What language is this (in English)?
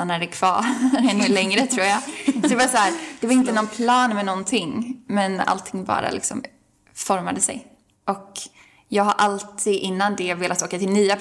Swedish